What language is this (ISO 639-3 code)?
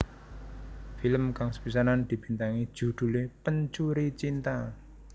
jav